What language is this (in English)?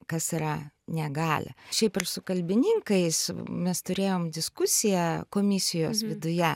Lithuanian